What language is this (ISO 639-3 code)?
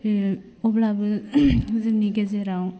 brx